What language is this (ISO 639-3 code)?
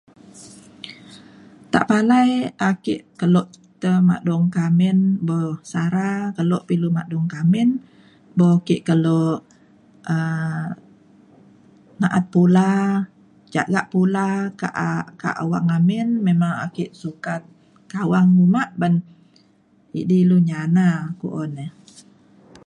xkl